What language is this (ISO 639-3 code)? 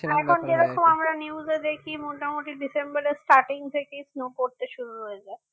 ben